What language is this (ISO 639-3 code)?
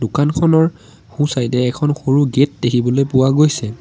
asm